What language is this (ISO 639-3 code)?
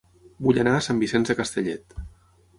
cat